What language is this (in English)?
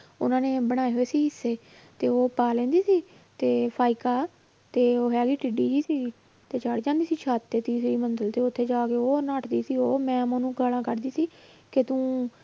Punjabi